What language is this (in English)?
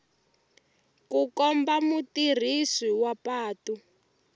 Tsonga